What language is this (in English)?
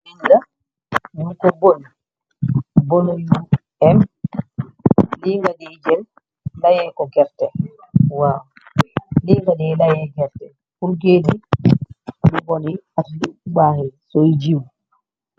Wolof